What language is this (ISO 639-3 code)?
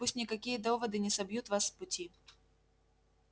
rus